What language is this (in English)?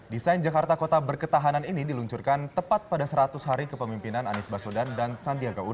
Indonesian